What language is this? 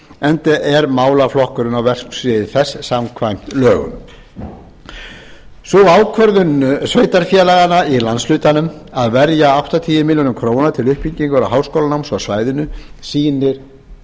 Icelandic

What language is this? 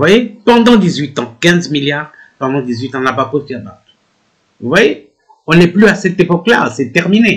French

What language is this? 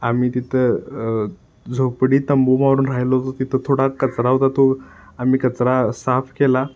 Marathi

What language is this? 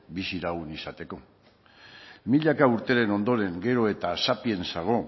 Basque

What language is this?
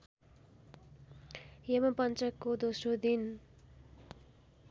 Nepali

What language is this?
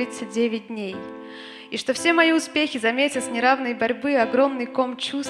Russian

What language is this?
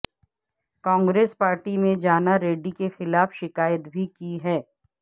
Urdu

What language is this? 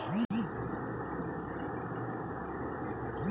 Bangla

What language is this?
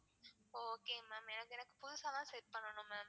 Tamil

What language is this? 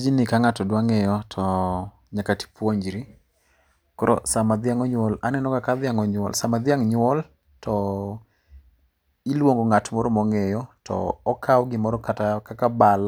Luo (Kenya and Tanzania)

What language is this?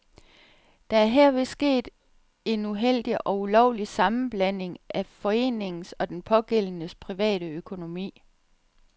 Danish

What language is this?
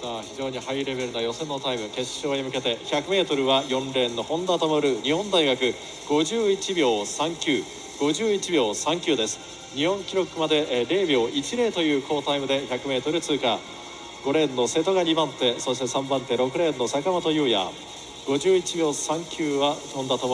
Japanese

